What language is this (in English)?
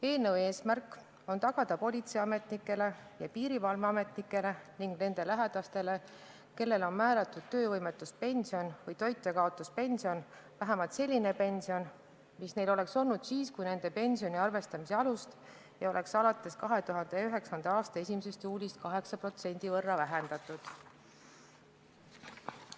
Estonian